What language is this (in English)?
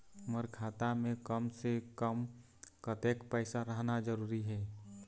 Chhattisgarhi